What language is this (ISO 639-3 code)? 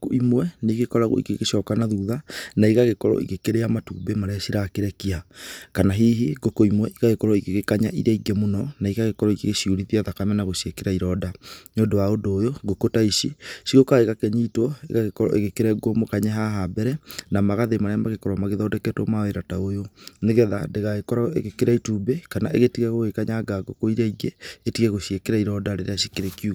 kik